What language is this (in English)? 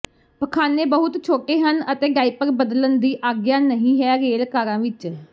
Punjabi